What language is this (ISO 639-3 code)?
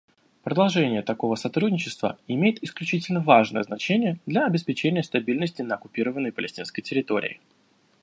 rus